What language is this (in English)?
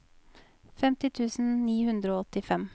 Norwegian